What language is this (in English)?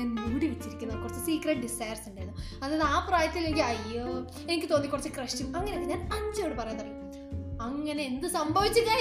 Malayalam